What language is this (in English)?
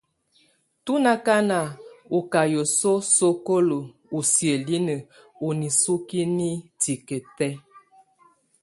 Tunen